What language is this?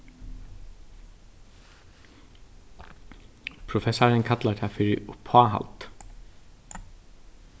Faroese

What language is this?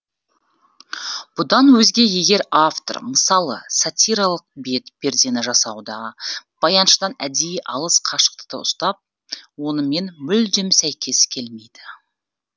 Kazakh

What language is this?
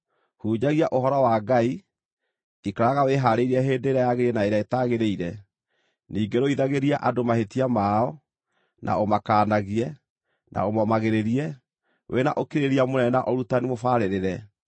Kikuyu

